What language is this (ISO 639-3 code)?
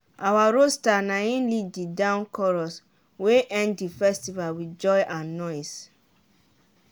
pcm